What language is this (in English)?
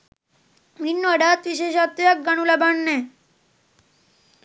Sinhala